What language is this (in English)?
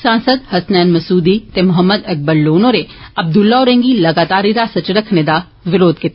Dogri